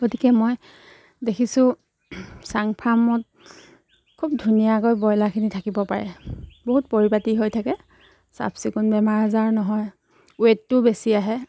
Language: Assamese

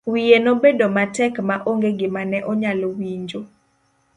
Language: Luo (Kenya and Tanzania)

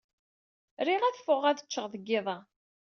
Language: Kabyle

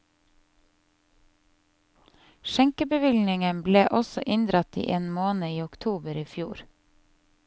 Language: Norwegian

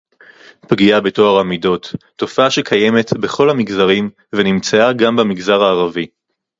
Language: Hebrew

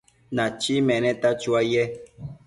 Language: Matsés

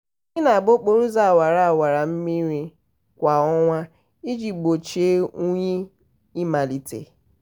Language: Igbo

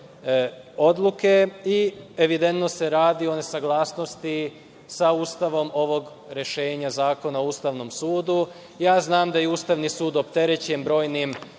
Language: Serbian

